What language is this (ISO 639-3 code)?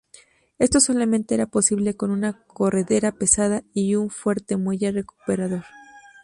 spa